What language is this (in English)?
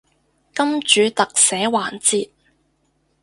Cantonese